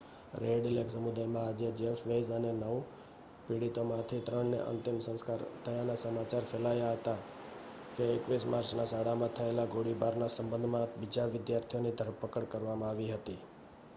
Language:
Gujarati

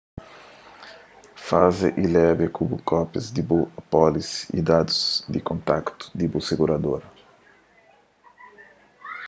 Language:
Kabuverdianu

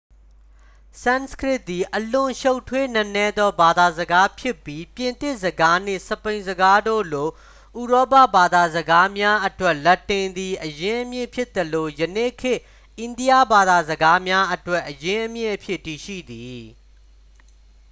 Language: Burmese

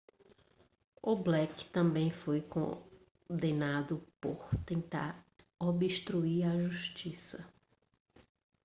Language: Portuguese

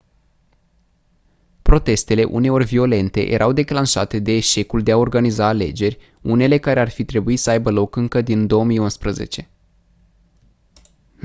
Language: Romanian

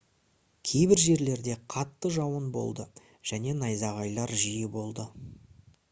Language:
Kazakh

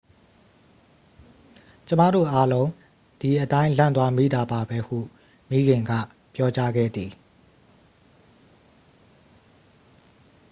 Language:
Burmese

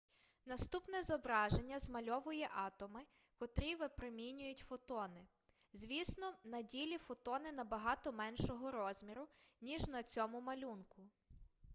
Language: Ukrainian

